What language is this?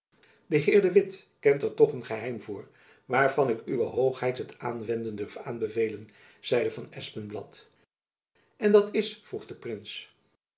Dutch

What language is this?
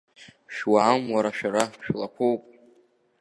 Abkhazian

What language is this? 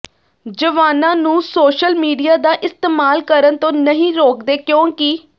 Punjabi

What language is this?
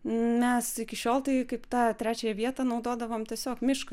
Lithuanian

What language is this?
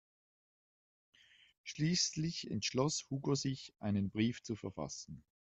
German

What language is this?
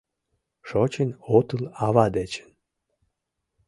Mari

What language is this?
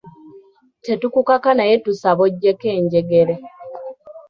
Ganda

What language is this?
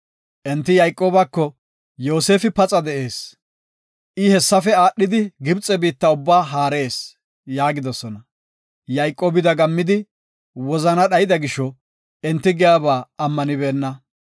Gofa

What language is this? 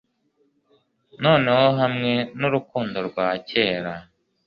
Kinyarwanda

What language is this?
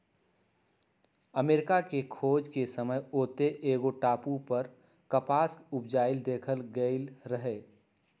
Magahi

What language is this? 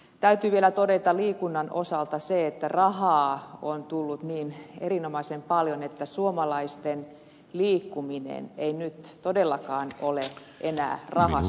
Finnish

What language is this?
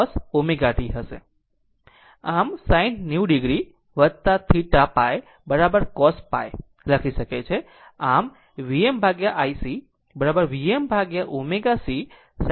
Gujarati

